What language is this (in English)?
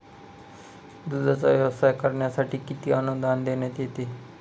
Marathi